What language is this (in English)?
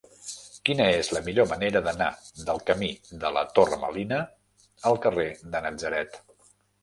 Catalan